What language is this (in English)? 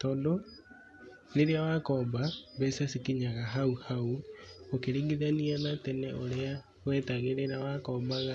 Kikuyu